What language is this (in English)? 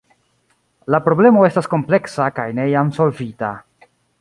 Esperanto